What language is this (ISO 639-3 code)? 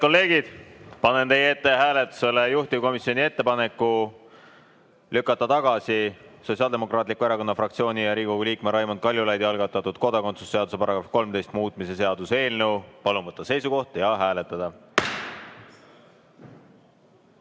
est